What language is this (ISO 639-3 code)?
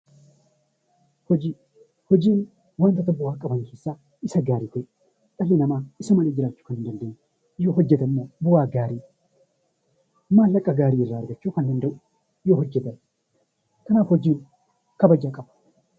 orm